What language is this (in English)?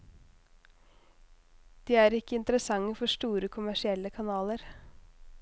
Norwegian